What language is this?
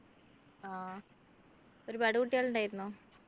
Malayalam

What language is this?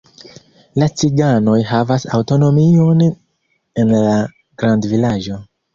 Esperanto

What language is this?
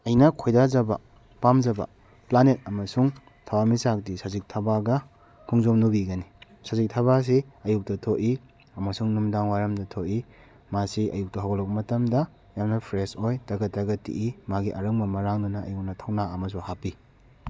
Manipuri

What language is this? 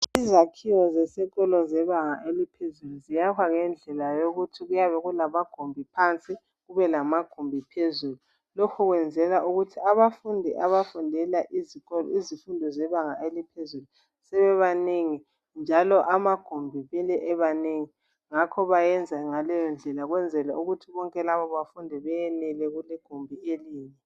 North Ndebele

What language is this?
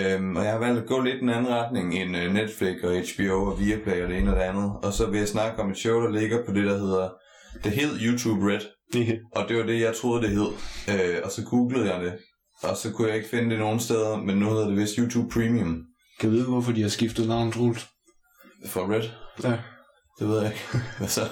Danish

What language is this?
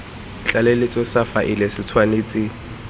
Tswana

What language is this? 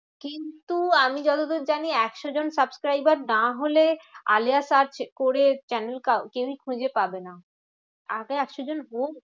Bangla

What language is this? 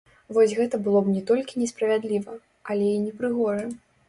Belarusian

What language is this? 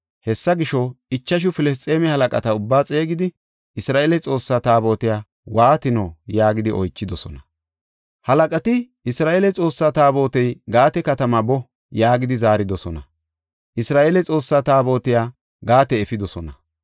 Gofa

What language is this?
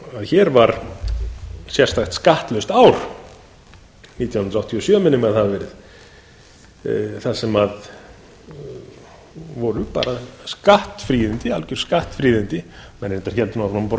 Icelandic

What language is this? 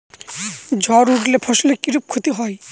Bangla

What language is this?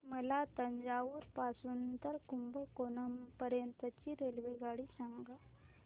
Marathi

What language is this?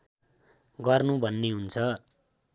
Nepali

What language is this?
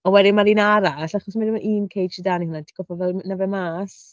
Welsh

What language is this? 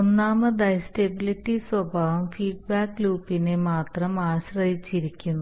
Malayalam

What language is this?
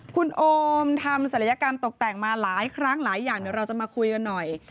Thai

